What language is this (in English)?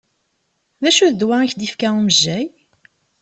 Kabyle